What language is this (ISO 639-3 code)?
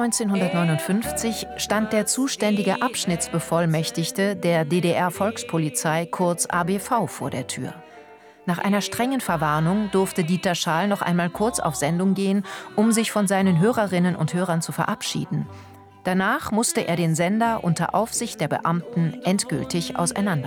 deu